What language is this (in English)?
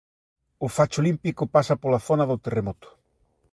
Galician